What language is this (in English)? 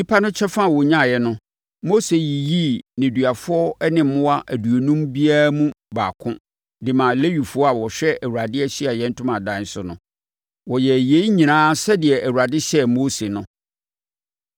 Akan